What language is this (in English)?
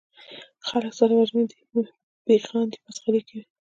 Pashto